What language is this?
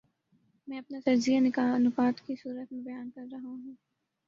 Urdu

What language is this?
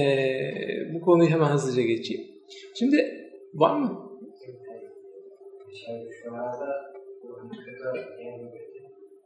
Turkish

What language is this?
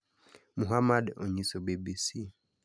Luo (Kenya and Tanzania)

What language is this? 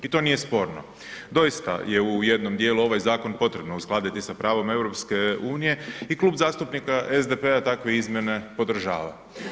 Croatian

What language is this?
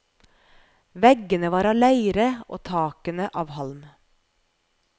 Norwegian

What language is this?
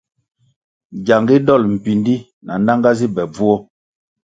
Kwasio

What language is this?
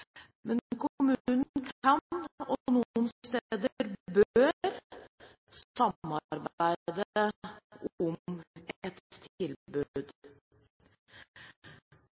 Norwegian Bokmål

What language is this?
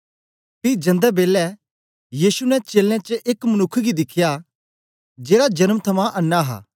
Dogri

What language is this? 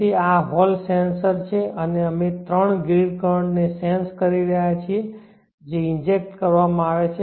Gujarati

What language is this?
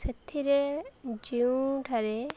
Odia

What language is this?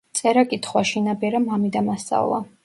Georgian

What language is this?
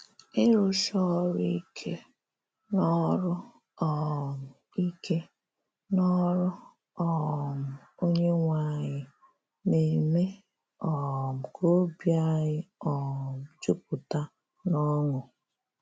Igbo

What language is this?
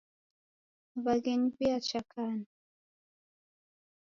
Taita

